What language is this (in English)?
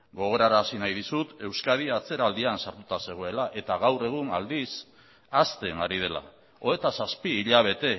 Basque